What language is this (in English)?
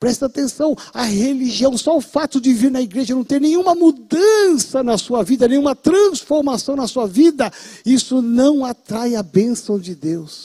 Portuguese